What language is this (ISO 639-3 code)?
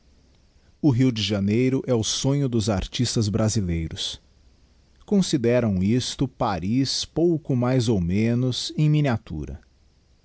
por